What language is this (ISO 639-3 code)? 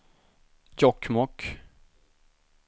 swe